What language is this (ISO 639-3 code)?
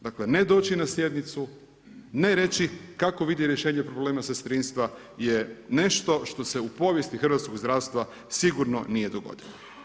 hrv